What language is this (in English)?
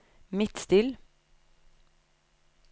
Norwegian